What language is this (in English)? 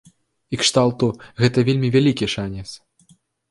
Belarusian